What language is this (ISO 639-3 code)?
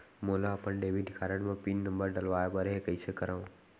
hne